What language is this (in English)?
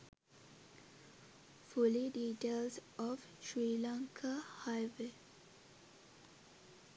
Sinhala